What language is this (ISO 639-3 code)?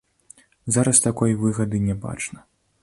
bel